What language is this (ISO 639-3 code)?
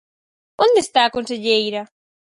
glg